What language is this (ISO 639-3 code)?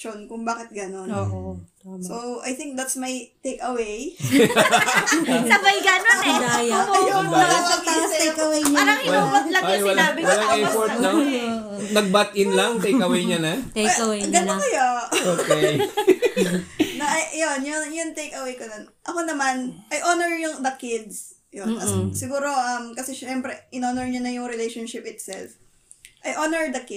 fil